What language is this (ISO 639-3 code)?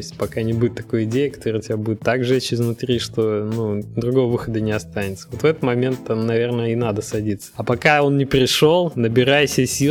rus